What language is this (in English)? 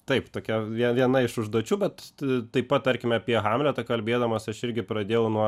Lithuanian